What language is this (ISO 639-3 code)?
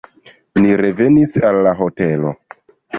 epo